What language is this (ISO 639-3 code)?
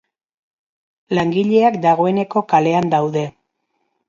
eus